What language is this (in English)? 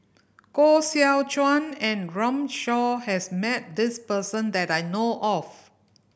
English